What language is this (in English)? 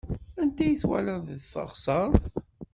Kabyle